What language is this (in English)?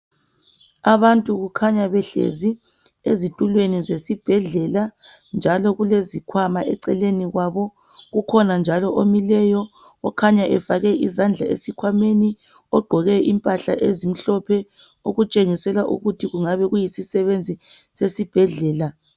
North Ndebele